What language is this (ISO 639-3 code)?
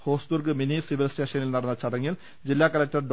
mal